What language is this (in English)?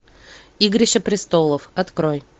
Russian